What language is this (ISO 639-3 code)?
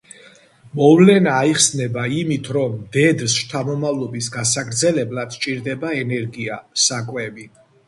kat